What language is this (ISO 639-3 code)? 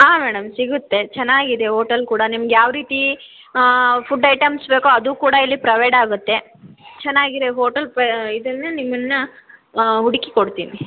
kan